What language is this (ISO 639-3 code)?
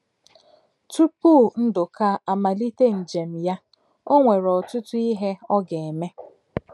ibo